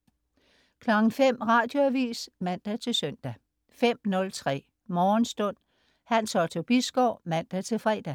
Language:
Danish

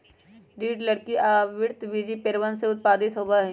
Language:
Magahi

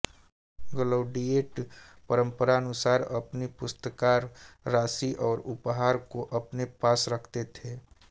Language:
Hindi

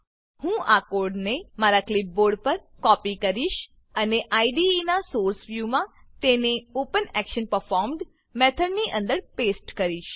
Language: Gujarati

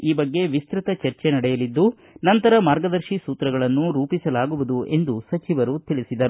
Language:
Kannada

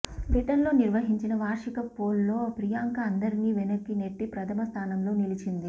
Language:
Telugu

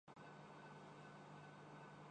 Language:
Urdu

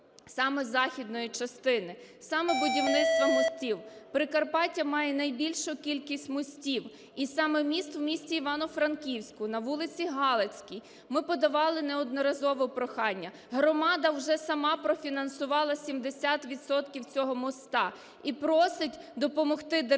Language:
Ukrainian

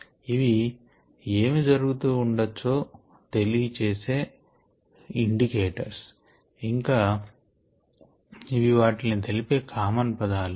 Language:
Telugu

